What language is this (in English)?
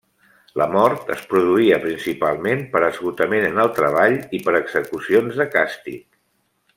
Catalan